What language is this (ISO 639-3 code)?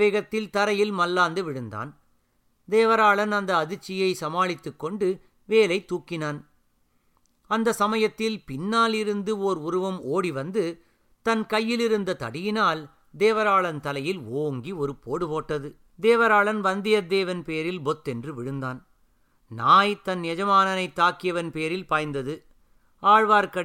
tam